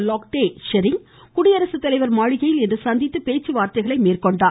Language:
Tamil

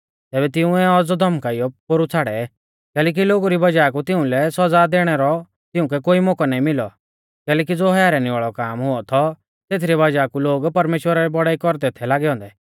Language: Mahasu Pahari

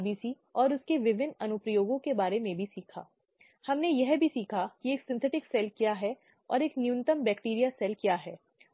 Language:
Hindi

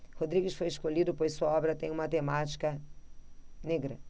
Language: Portuguese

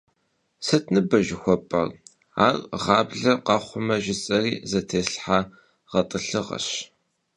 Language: Kabardian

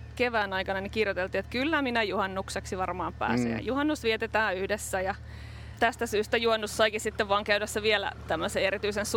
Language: Finnish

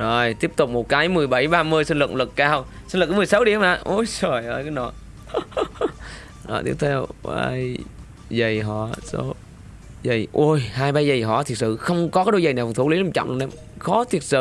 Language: Vietnamese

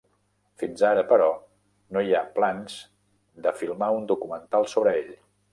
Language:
Catalan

